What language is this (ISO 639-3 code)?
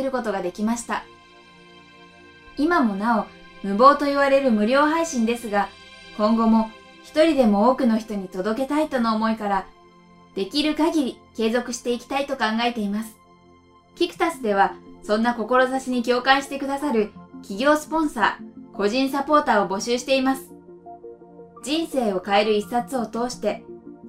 jpn